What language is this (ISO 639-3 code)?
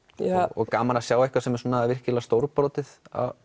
isl